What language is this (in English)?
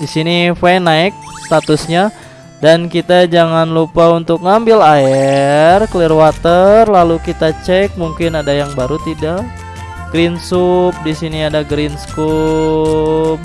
Indonesian